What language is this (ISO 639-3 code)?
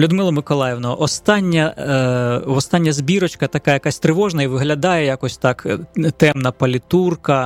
ukr